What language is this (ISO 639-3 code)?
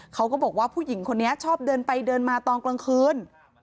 tha